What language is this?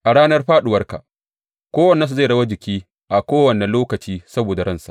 Hausa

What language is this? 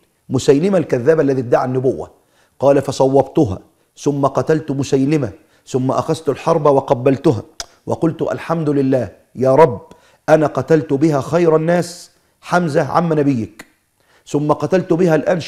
Arabic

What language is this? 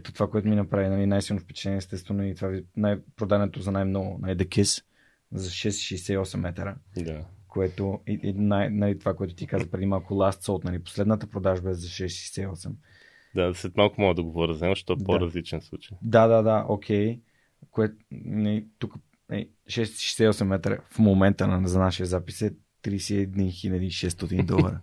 Bulgarian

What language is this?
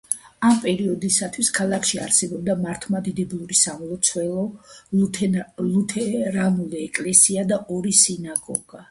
Georgian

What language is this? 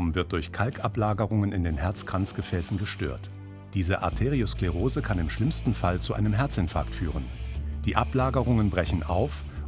German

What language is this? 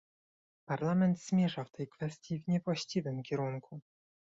Polish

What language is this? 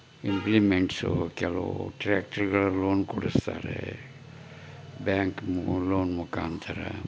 Kannada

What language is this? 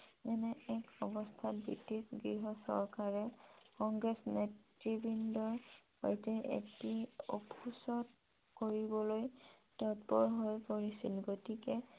Assamese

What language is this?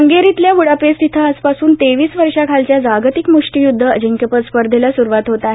Marathi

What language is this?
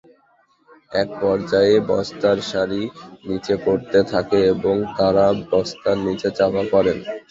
Bangla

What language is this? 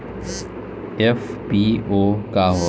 Bhojpuri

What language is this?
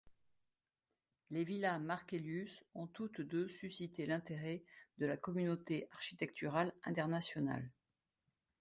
French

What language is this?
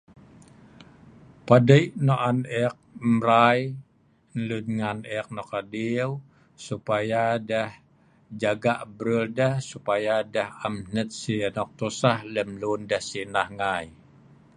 Sa'ban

